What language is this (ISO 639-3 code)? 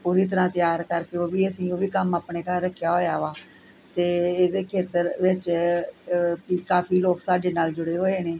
pan